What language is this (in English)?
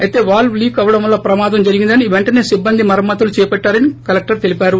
Telugu